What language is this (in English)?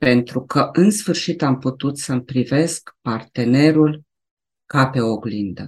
Romanian